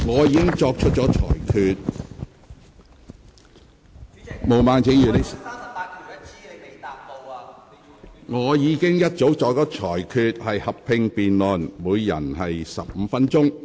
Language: Cantonese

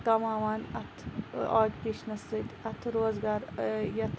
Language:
Kashmiri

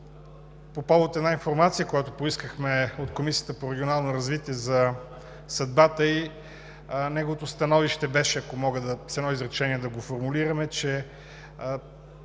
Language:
Bulgarian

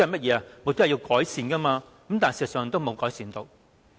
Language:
Cantonese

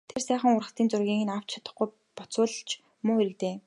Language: Mongolian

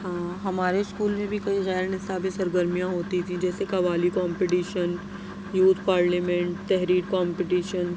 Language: Urdu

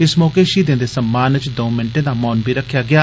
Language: Dogri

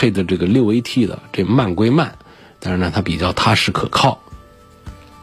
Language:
Chinese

